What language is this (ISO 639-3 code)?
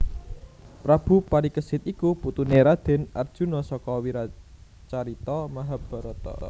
jav